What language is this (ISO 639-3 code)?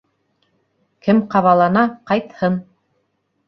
bak